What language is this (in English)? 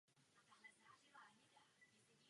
Czech